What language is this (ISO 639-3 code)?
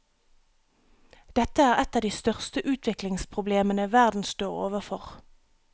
nor